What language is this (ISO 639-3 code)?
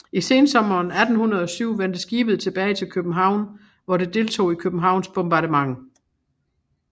dan